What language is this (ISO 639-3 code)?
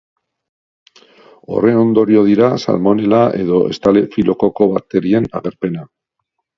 eus